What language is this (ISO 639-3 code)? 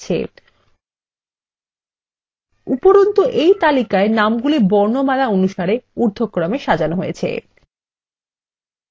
ben